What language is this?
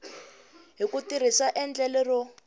Tsonga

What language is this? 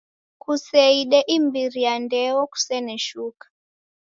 Taita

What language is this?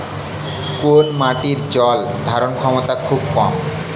Bangla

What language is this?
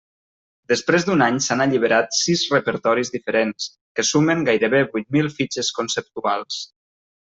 Catalan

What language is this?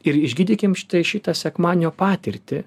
Lithuanian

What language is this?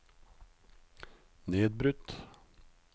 Norwegian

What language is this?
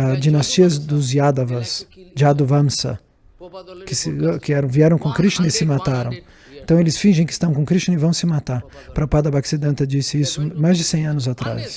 Portuguese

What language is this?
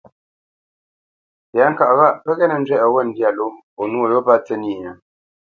Bamenyam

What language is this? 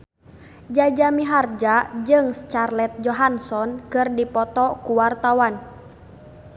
Sundanese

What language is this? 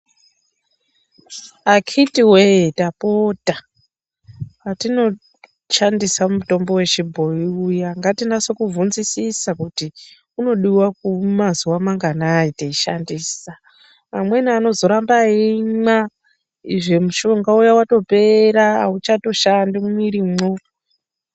Ndau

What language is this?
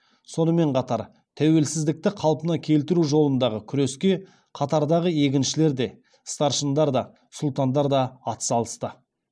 Kazakh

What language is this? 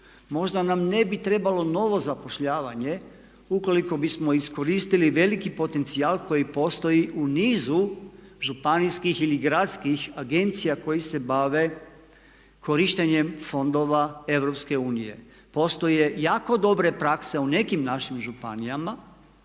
Croatian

